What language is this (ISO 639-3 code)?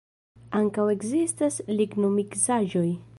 epo